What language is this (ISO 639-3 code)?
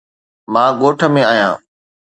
snd